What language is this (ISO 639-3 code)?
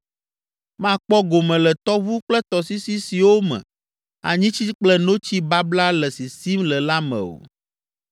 ewe